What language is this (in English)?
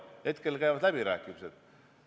Estonian